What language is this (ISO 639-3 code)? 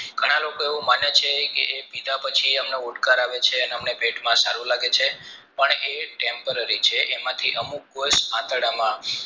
guj